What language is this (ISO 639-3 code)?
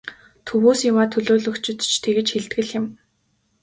mon